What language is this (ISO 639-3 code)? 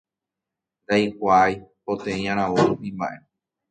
grn